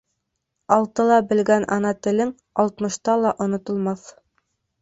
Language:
Bashkir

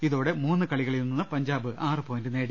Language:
Malayalam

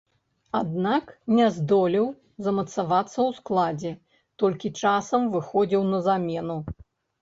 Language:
Belarusian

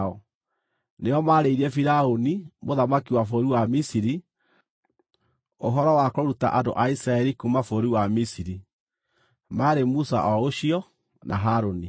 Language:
Kikuyu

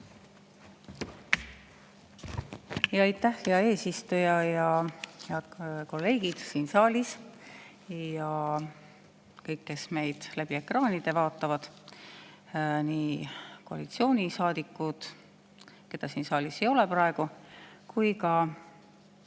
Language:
Estonian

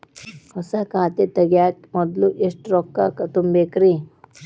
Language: Kannada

